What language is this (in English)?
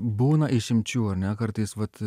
Lithuanian